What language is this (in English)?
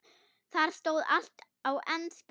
Icelandic